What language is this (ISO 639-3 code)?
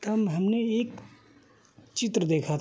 hin